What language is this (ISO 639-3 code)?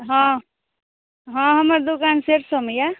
mai